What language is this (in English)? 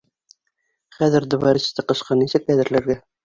Bashkir